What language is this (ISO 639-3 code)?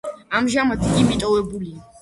kat